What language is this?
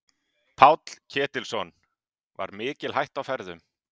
Icelandic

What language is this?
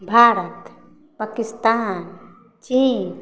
Maithili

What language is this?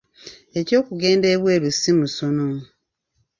Ganda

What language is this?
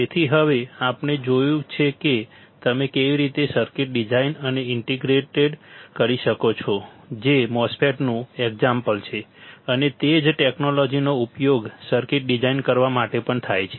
Gujarati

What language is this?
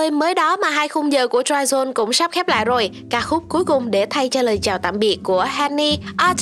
Vietnamese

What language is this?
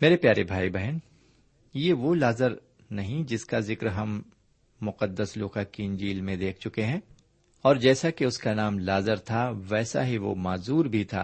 Urdu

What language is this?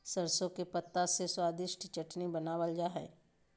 Magahi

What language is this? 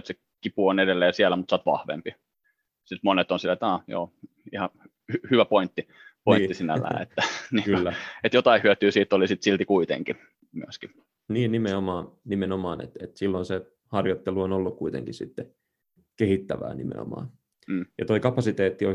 Finnish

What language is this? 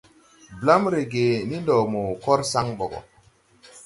Tupuri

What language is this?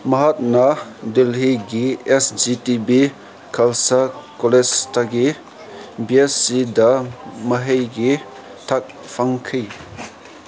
Manipuri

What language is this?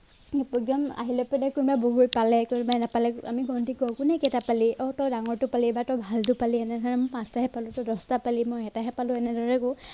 Assamese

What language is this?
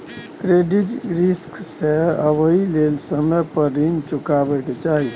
Maithili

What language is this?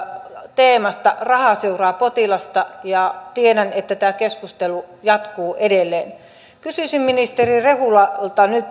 Finnish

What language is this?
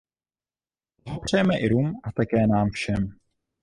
Czech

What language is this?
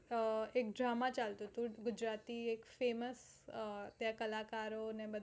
Gujarati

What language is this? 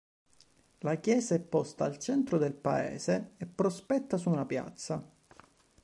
Italian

